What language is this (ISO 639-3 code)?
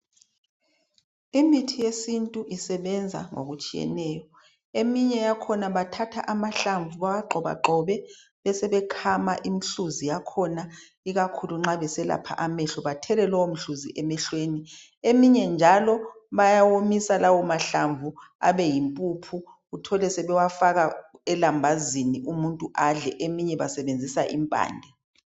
nde